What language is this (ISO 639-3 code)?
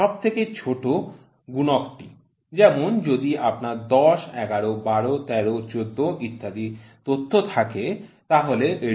ben